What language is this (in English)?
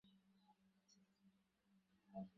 Bangla